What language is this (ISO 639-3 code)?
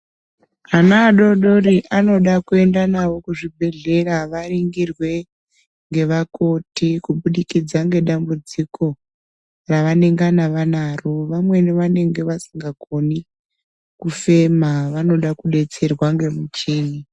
ndc